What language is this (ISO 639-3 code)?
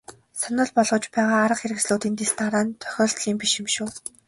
mon